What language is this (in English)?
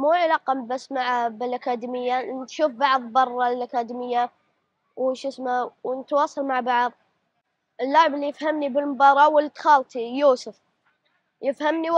Arabic